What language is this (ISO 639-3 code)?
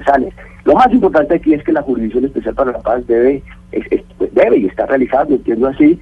spa